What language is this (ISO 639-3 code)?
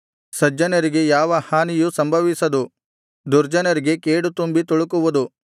kan